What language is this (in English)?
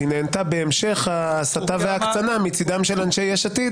Hebrew